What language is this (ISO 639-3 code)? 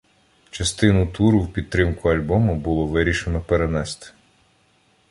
ukr